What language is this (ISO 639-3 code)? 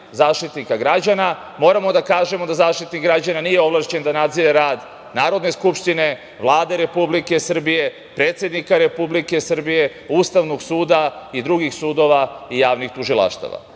srp